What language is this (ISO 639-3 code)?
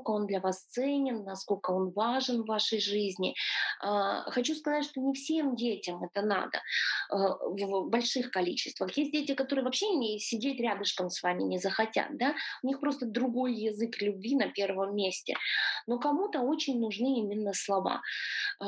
rus